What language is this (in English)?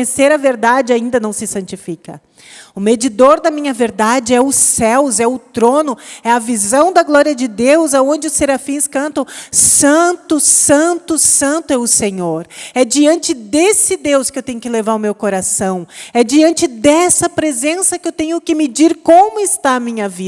Portuguese